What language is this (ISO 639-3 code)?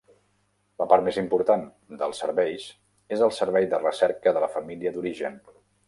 cat